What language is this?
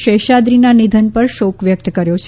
Gujarati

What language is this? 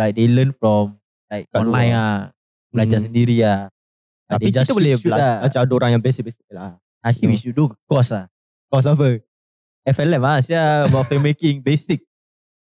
Malay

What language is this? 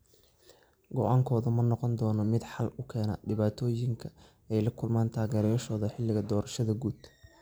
Somali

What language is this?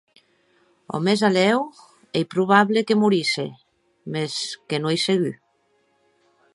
Occitan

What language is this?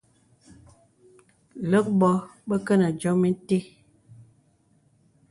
Bebele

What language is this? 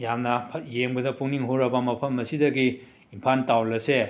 Manipuri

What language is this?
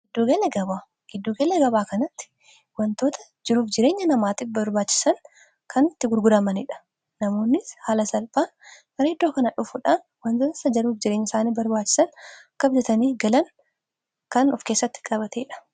Oromo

